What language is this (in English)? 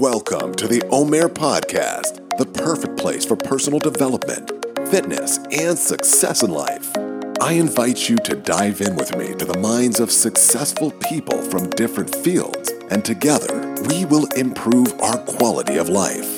Hebrew